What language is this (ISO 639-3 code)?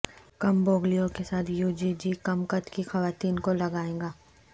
urd